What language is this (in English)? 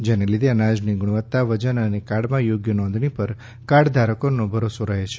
Gujarati